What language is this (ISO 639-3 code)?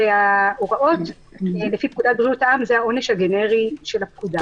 heb